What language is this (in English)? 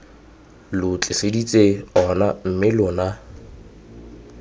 Tswana